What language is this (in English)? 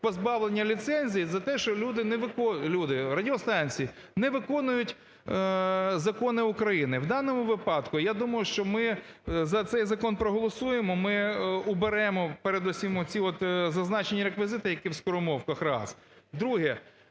Ukrainian